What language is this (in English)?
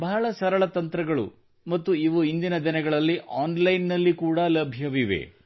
Kannada